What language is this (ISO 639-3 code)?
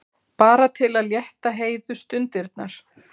isl